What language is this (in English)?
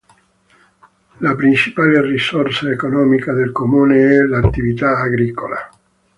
Italian